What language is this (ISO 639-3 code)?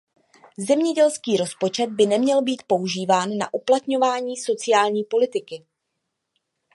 ces